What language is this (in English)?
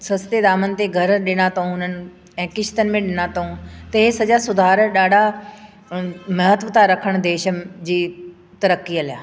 Sindhi